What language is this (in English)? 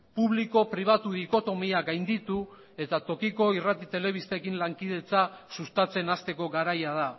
Basque